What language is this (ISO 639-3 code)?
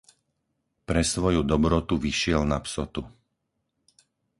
slk